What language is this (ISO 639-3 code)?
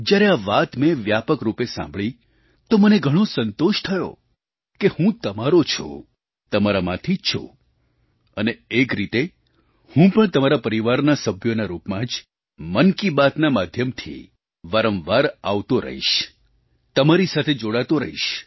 guj